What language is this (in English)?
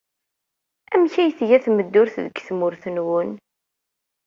Kabyle